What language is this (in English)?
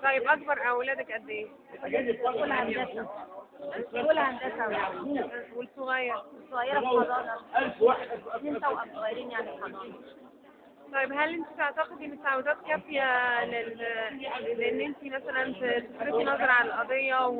Arabic